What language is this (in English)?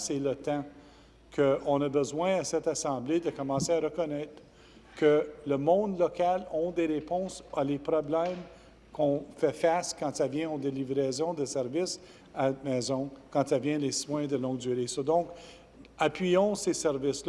French